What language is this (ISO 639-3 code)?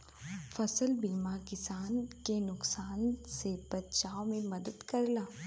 bho